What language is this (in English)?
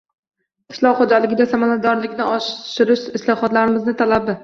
Uzbek